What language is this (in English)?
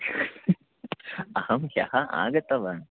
Sanskrit